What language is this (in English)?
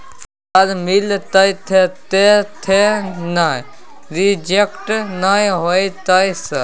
Maithili